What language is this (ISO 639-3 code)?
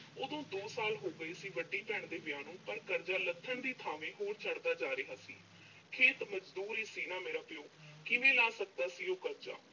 pan